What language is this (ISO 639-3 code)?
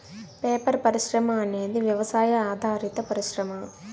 tel